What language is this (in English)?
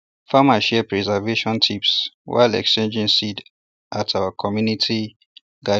Nigerian Pidgin